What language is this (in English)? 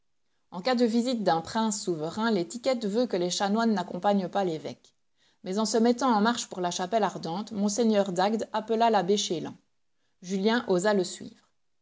French